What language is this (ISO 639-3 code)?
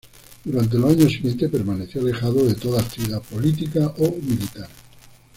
spa